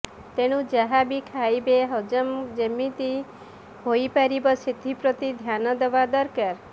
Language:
Odia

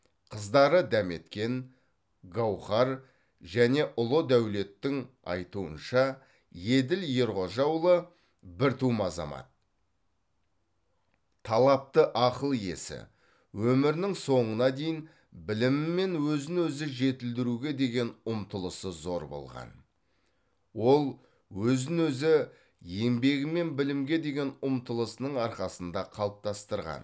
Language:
Kazakh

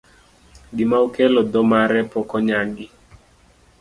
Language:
Luo (Kenya and Tanzania)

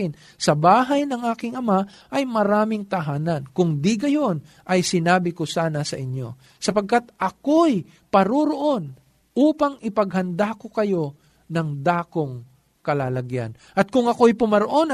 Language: Filipino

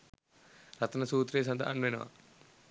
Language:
Sinhala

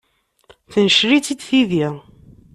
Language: Kabyle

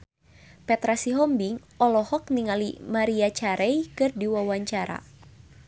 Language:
Sundanese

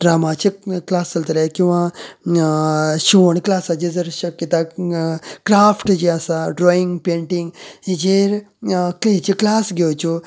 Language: Konkani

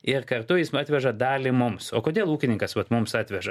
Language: Lithuanian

